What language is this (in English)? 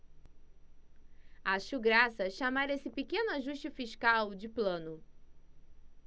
Portuguese